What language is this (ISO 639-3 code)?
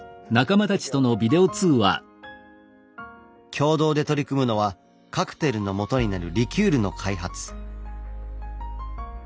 jpn